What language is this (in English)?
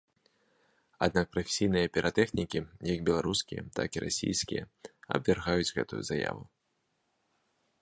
Belarusian